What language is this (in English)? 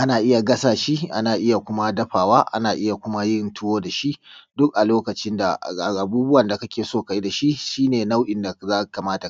Hausa